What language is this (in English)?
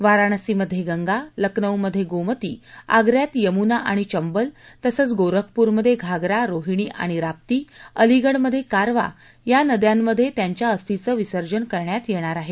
Marathi